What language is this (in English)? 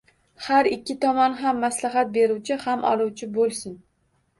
Uzbek